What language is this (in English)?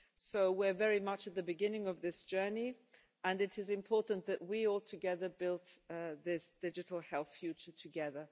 English